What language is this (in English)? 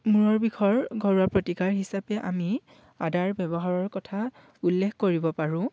Assamese